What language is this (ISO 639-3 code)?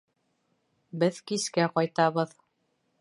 bak